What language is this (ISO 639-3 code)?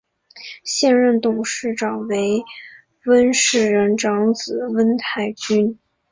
zho